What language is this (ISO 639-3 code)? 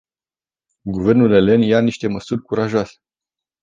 ron